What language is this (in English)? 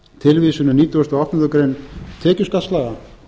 Icelandic